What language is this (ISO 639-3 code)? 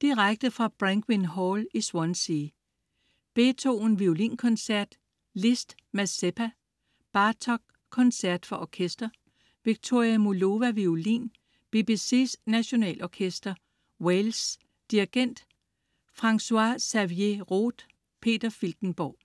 dan